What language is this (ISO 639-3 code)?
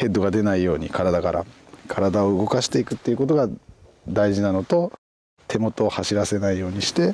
jpn